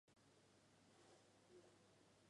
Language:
Chinese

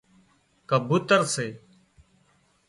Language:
Wadiyara Koli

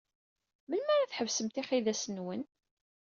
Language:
Kabyle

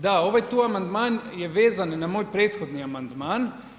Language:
Croatian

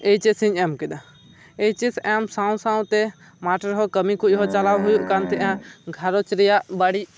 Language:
Santali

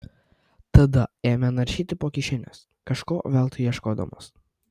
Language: Lithuanian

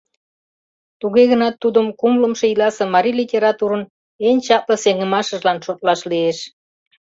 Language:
Mari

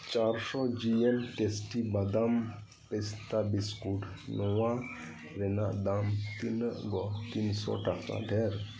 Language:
Santali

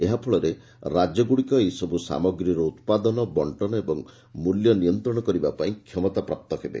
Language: Odia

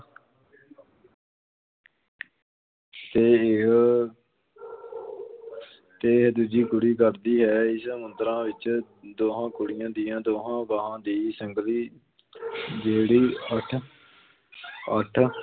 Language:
Punjabi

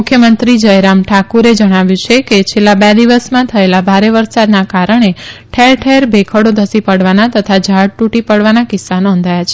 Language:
Gujarati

